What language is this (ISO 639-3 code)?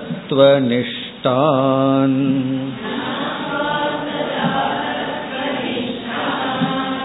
tam